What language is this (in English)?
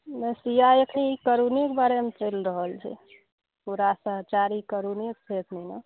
Maithili